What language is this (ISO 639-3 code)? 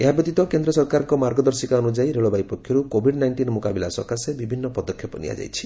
ori